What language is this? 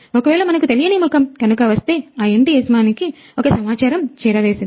Telugu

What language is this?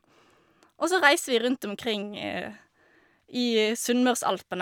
Norwegian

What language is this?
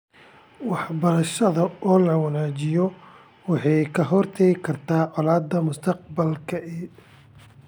Somali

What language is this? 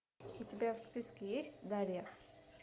Russian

